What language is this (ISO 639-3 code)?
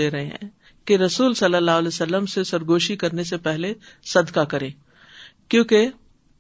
urd